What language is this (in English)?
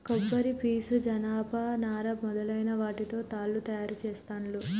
Telugu